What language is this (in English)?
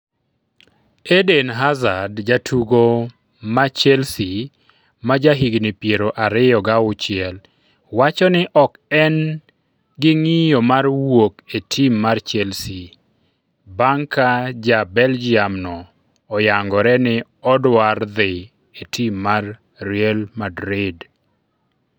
Luo (Kenya and Tanzania)